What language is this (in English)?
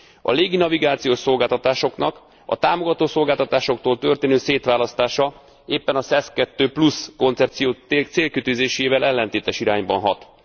Hungarian